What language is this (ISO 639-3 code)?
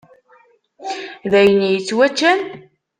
kab